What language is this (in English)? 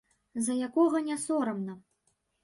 Belarusian